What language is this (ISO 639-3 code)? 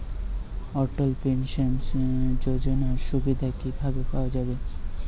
ben